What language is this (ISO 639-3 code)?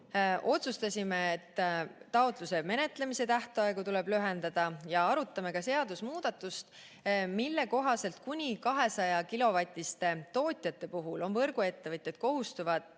est